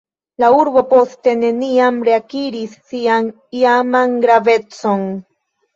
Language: Esperanto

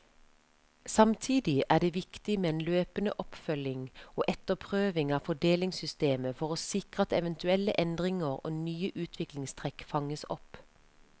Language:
Norwegian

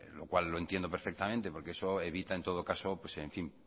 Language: Spanish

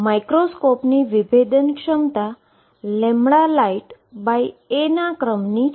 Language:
Gujarati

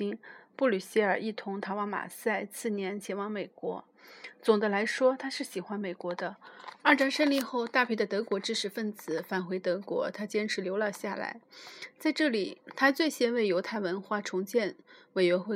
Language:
Chinese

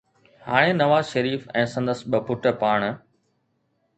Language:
Sindhi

